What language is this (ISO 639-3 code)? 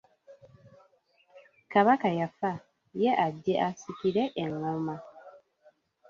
lug